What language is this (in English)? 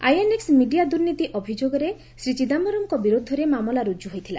Odia